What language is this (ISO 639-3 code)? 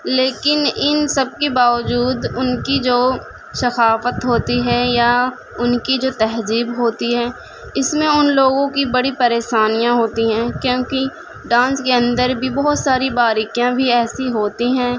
urd